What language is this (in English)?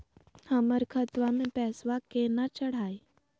Magahi